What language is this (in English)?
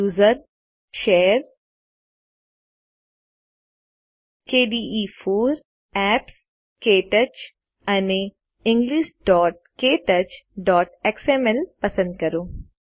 Gujarati